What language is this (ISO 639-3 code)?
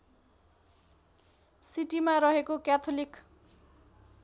nep